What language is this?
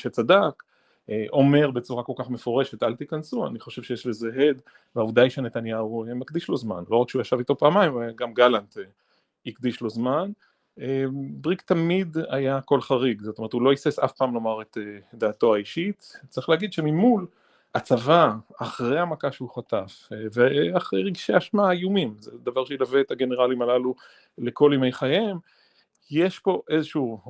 Hebrew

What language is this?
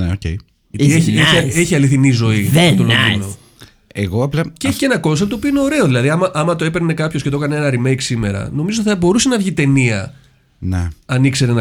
Greek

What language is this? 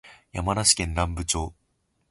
Japanese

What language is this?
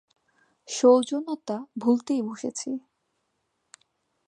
Bangla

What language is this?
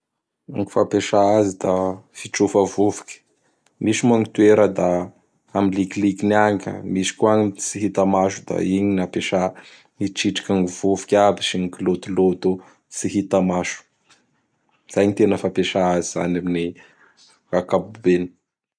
Bara Malagasy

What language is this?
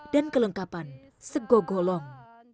Indonesian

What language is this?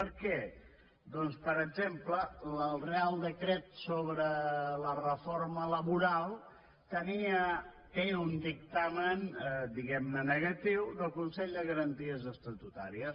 Catalan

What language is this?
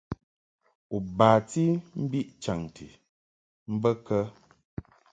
Mungaka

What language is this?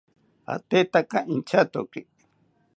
South Ucayali Ashéninka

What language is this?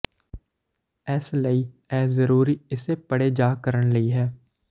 Punjabi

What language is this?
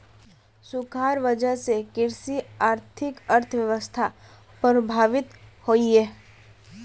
Magahi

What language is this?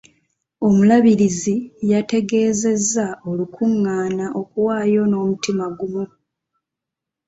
Ganda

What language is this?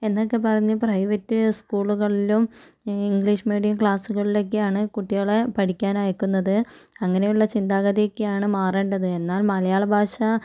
Malayalam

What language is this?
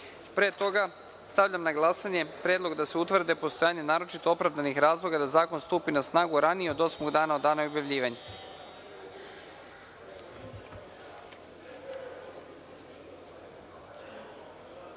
Serbian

